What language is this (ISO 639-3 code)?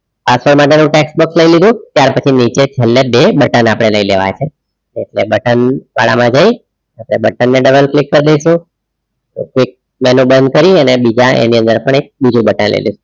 guj